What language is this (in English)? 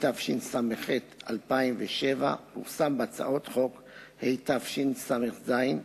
Hebrew